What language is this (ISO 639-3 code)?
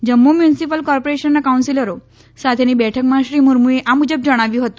guj